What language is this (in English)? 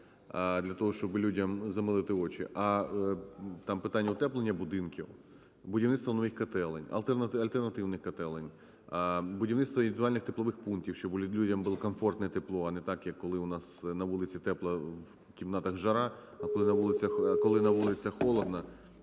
Ukrainian